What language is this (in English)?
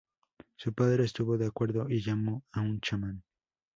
Spanish